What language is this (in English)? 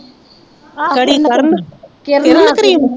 Punjabi